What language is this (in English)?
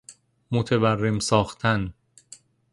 Persian